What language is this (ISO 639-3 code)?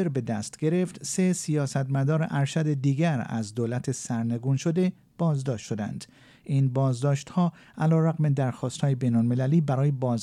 fas